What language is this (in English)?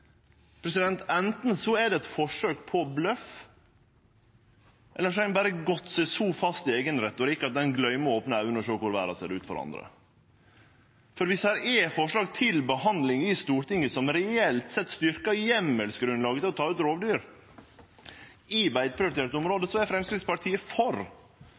Norwegian Nynorsk